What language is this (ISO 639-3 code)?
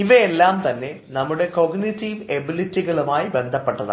mal